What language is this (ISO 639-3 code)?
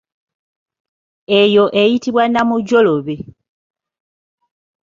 lug